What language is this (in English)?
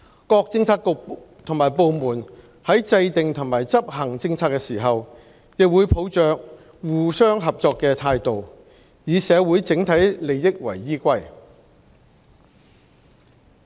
Cantonese